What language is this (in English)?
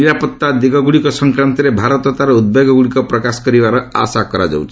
Odia